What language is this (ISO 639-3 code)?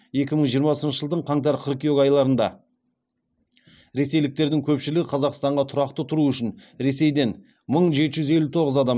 kaz